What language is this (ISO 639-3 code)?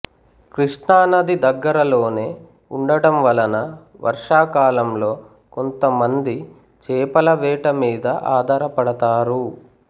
tel